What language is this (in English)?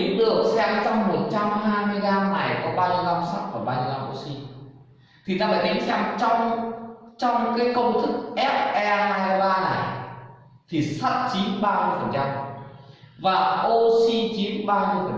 Vietnamese